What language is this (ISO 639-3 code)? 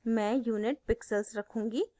hin